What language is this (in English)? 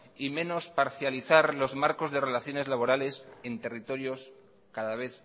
Spanish